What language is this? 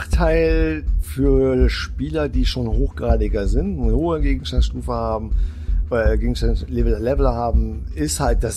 German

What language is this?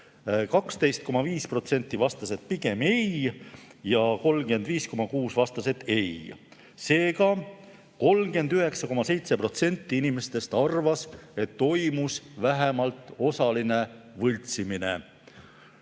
Estonian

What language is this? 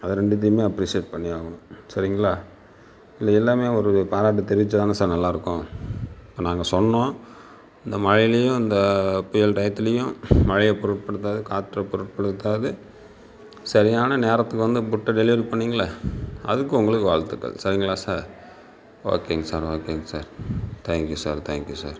Tamil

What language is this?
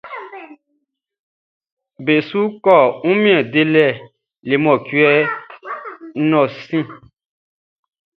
Baoulé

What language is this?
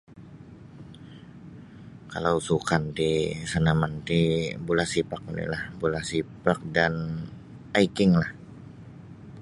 Sabah Bisaya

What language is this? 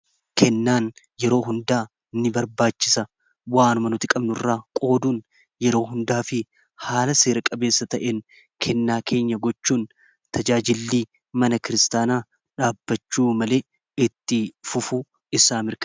Oromo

